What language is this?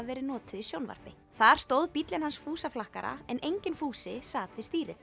Icelandic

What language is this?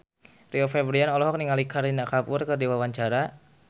Sundanese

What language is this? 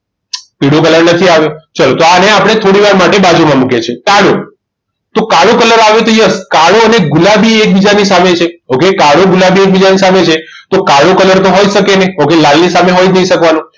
Gujarati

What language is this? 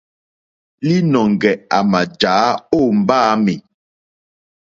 Mokpwe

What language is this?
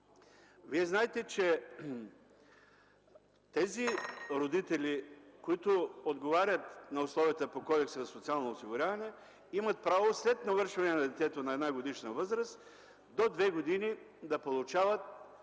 Bulgarian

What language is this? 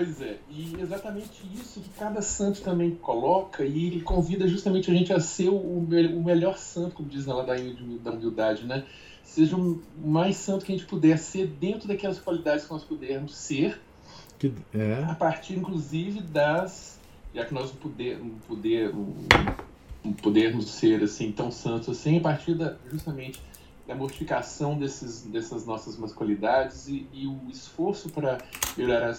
Portuguese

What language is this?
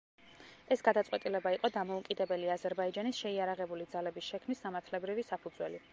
Georgian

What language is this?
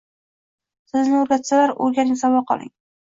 Uzbek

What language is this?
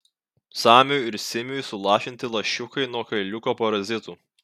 Lithuanian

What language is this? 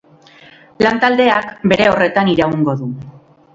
Basque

